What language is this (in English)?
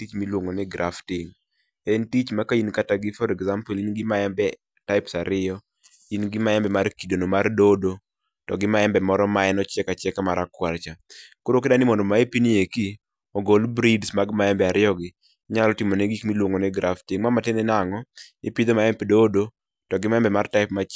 Luo (Kenya and Tanzania)